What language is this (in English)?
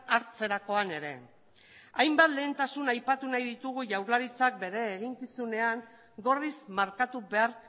Basque